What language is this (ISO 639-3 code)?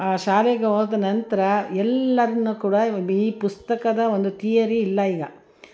kan